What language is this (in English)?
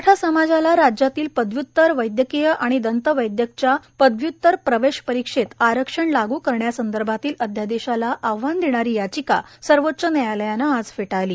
Marathi